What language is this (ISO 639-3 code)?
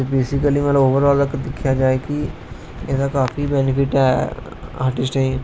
doi